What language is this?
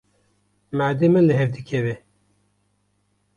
Kurdish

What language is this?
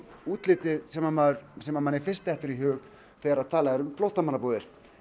Icelandic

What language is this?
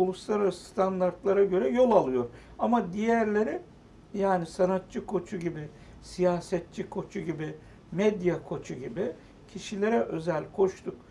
Turkish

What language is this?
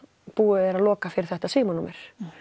Icelandic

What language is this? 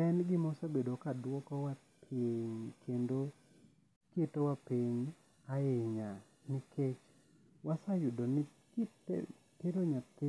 Luo (Kenya and Tanzania)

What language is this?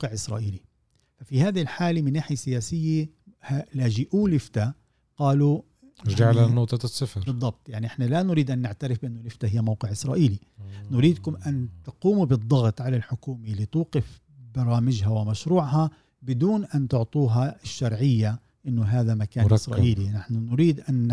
Arabic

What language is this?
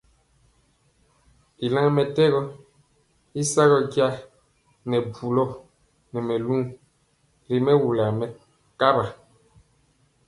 Mpiemo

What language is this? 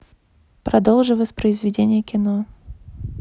Russian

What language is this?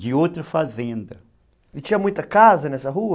Portuguese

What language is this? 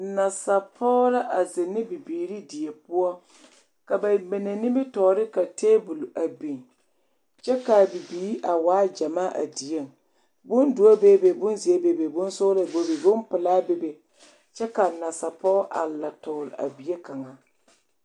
Southern Dagaare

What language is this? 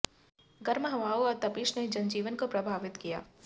Hindi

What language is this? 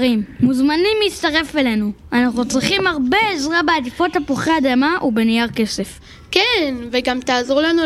Hebrew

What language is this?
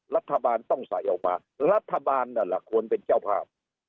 Thai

